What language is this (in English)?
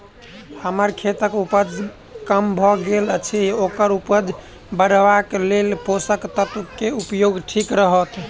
Maithili